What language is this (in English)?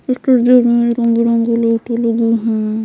Hindi